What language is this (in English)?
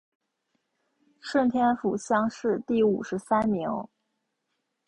Chinese